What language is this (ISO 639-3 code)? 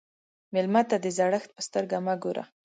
pus